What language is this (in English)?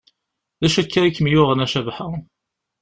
Kabyle